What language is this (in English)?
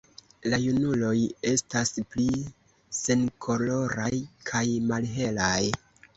Esperanto